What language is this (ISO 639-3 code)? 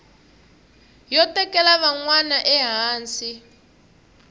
tso